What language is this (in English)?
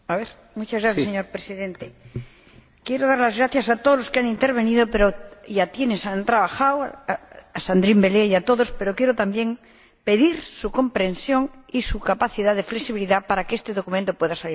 Spanish